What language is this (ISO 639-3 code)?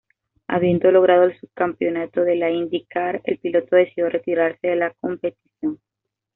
spa